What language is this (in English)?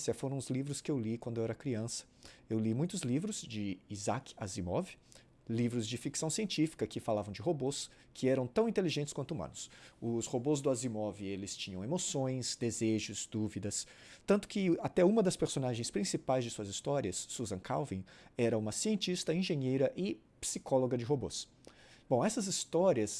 Portuguese